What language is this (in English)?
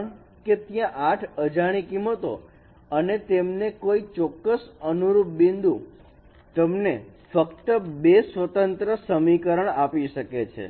Gujarati